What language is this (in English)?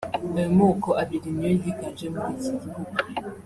Kinyarwanda